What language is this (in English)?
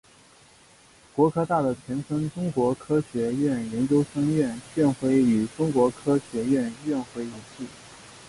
Chinese